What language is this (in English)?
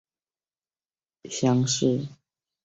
Chinese